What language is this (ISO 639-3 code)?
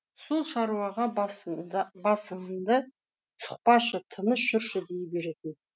kaz